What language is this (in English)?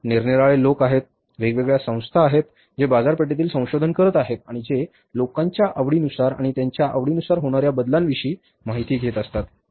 Marathi